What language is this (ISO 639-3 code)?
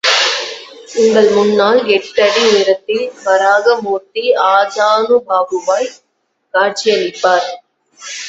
tam